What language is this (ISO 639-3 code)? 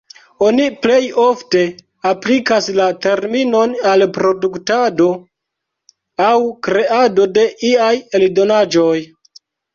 epo